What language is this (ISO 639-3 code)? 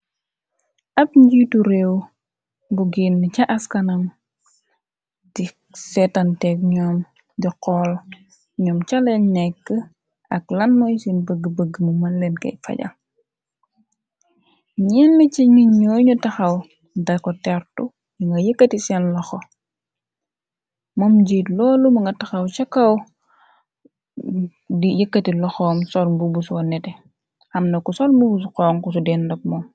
wol